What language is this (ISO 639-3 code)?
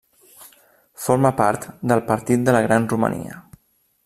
cat